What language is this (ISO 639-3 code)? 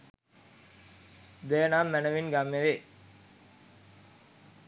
sin